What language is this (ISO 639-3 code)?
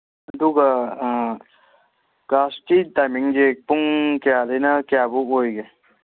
mni